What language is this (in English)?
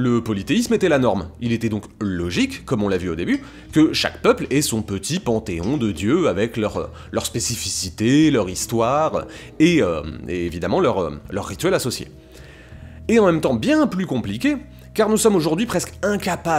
French